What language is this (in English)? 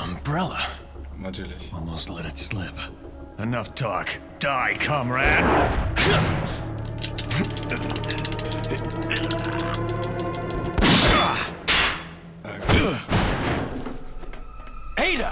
German